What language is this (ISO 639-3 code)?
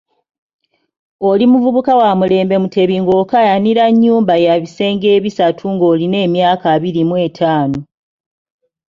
lug